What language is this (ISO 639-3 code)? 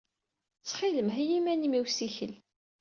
kab